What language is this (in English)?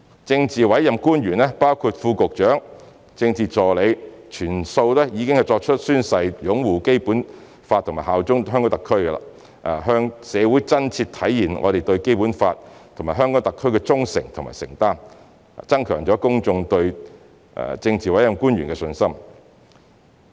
Cantonese